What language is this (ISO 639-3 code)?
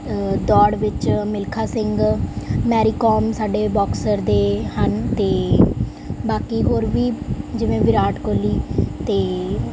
pan